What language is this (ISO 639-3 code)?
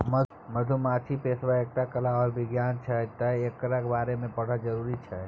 mai